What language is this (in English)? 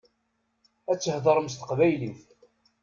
Kabyle